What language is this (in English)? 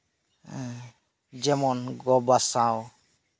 Santali